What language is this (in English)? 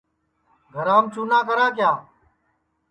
Sansi